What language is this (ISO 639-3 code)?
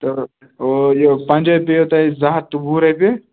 kas